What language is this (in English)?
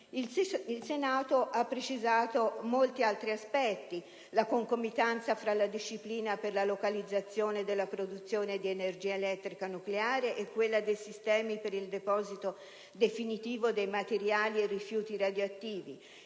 Italian